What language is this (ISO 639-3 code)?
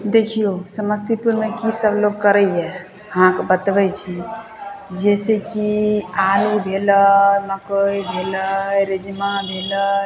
mai